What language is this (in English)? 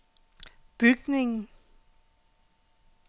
Danish